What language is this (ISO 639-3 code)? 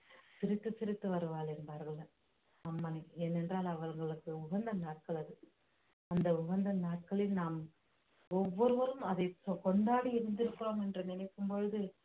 tam